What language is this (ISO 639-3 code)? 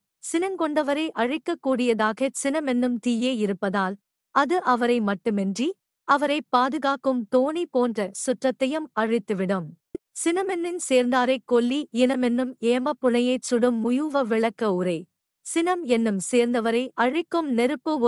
tam